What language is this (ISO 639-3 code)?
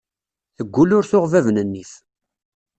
kab